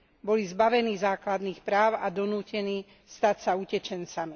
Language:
Slovak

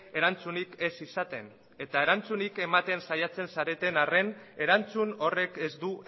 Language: Basque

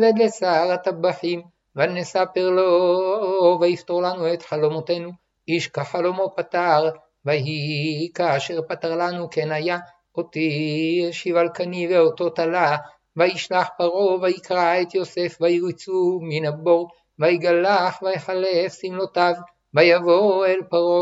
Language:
Hebrew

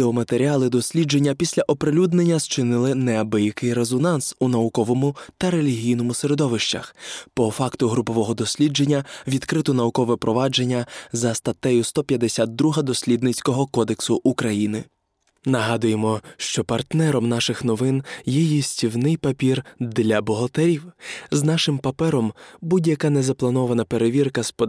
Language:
Ukrainian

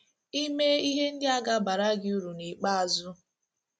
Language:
Igbo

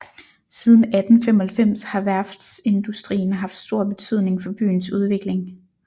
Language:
Danish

